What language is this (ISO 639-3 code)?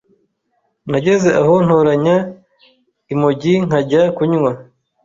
kin